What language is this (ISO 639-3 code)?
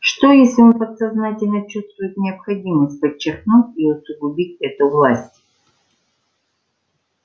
rus